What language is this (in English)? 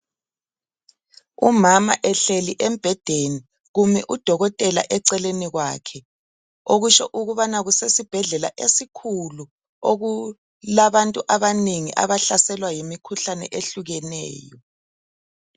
North Ndebele